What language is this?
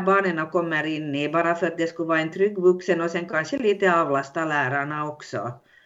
Swedish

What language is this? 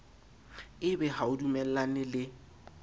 Southern Sotho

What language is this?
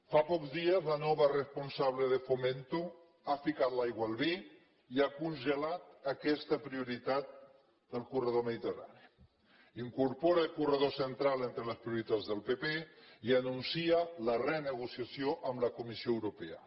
Catalan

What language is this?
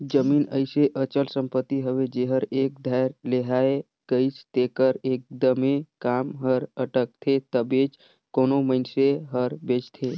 Chhattisgarhi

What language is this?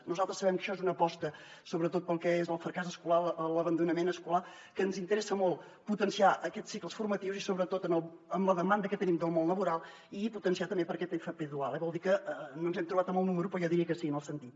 Catalan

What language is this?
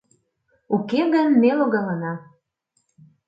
Mari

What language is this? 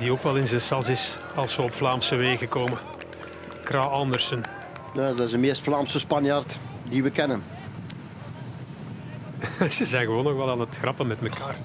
Dutch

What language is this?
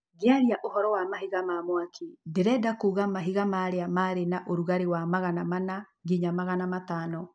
Kikuyu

